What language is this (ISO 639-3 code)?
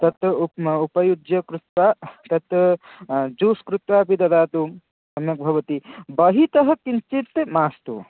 san